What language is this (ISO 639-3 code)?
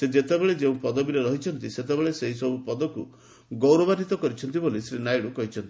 ori